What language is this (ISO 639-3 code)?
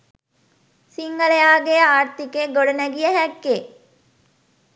sin